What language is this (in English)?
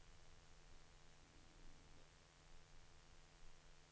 Danish